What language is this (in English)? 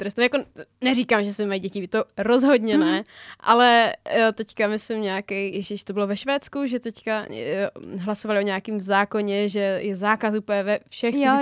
Czech